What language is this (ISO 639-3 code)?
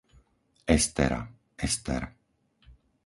slk